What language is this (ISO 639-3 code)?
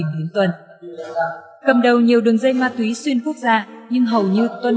vie